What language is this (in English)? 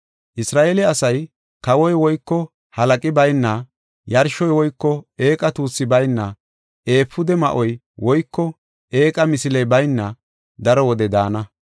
Gofa